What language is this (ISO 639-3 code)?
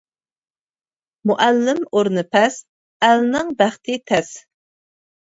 uig